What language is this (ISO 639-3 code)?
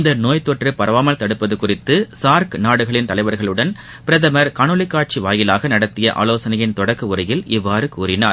tam